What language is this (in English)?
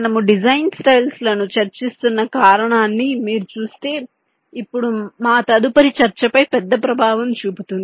Telugu